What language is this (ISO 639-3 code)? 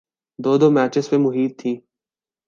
urd